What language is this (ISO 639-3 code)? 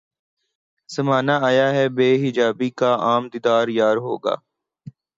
urd